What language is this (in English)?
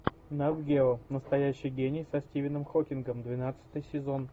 Russian